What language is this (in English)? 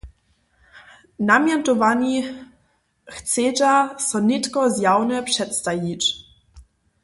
Upper Sorbian